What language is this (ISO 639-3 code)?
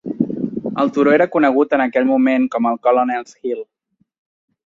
cat